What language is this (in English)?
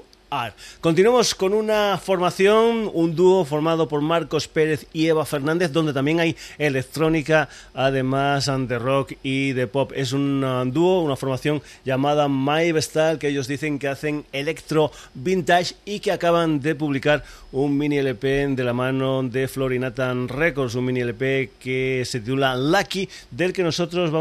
Spanish